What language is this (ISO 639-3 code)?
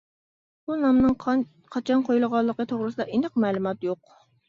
uig